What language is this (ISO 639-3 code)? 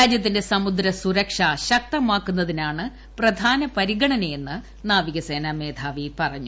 mal